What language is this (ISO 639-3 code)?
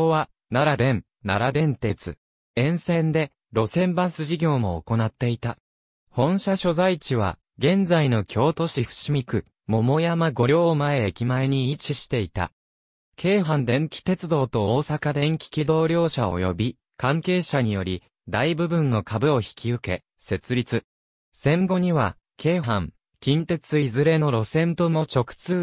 jpn